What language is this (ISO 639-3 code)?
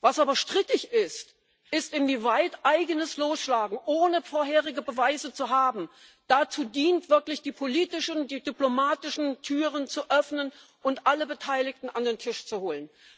deu